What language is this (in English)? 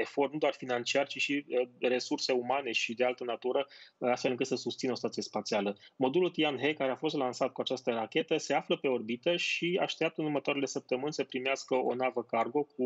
Romanian